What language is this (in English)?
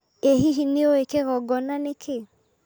Kikuyu